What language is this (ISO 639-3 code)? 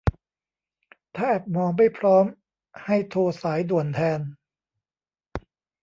tha